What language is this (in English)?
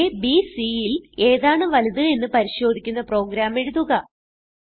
Malayalam